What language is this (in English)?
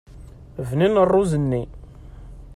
Kabyle